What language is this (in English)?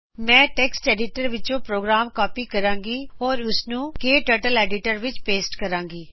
Punjabi